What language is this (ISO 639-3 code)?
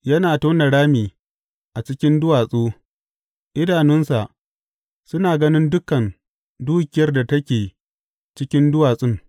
hau